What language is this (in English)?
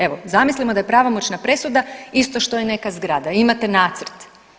Croatian